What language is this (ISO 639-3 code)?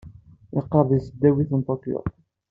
kab